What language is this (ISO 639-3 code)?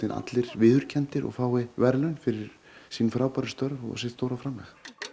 isl